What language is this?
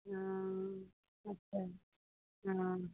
Maithili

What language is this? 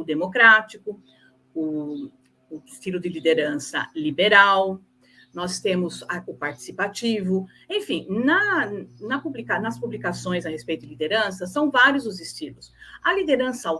Portuguese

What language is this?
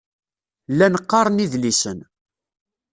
Kabyle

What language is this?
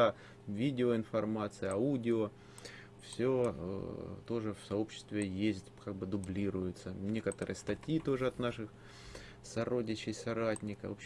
Russian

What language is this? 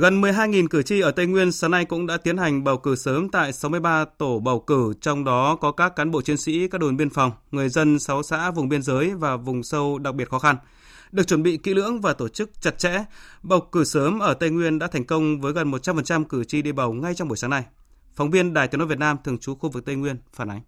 Vietnamese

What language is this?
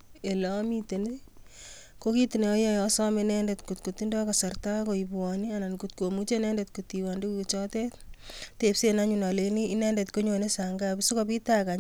Kalenjin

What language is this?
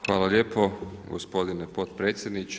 Croatian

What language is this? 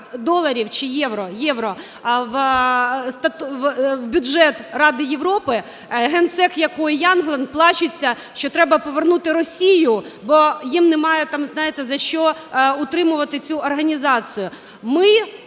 Ukrainian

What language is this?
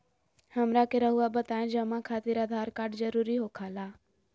Magahi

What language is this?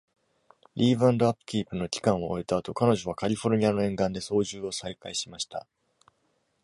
Japanese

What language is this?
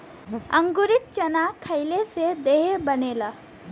Bhojpuri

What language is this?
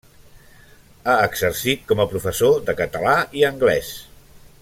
Catalan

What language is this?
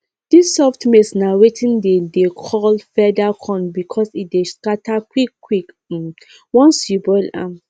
Nigerian Pidgin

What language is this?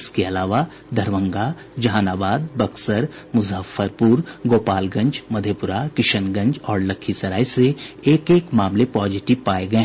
Hindi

